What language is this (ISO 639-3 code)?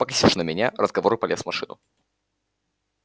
rus